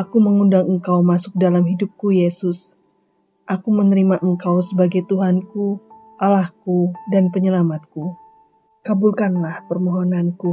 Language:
Indonesian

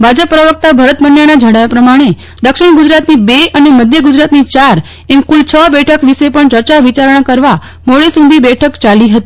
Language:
Gujarati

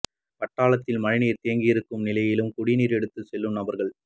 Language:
Tamil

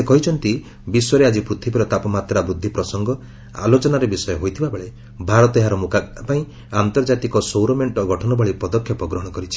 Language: Odia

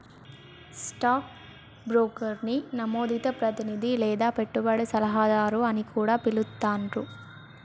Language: Telugu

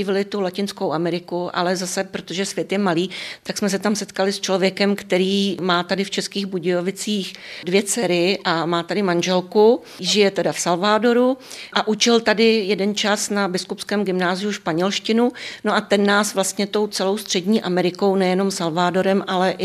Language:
Czech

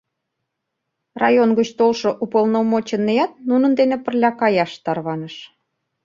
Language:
Mari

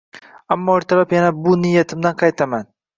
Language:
Uzbek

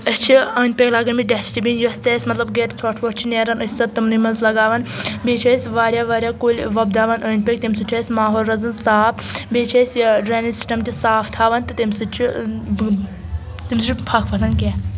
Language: Kashmiri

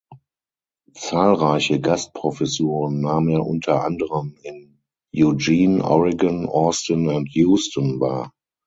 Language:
German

